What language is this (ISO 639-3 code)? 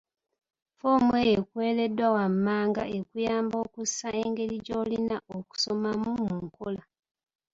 lug